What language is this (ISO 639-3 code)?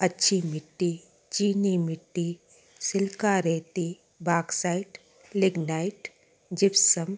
snd